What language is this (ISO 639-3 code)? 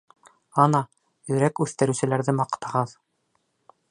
bak